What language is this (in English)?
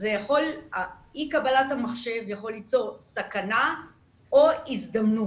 Hebrew